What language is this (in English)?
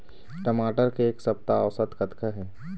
Chhattisgarhi